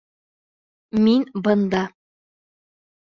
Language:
Bashkir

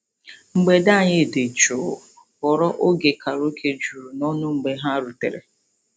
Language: Igbo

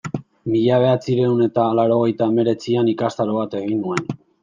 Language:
Basque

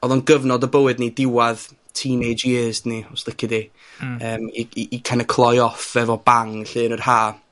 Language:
Welsh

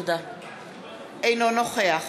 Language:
Hebrew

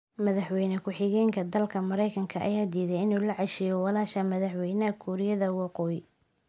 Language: Somali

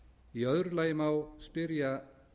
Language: Icelandic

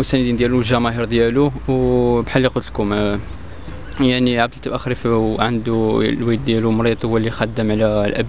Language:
Arabic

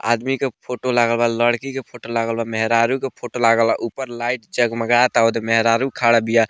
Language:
Bhojpuri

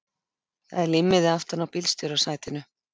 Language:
Icelandic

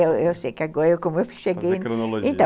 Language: Portuguese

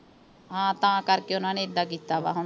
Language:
Punjabi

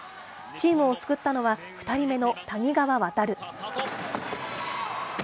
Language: Japanese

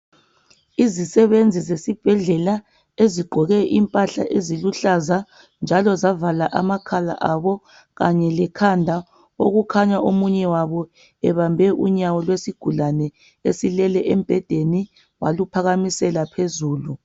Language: North Ndebele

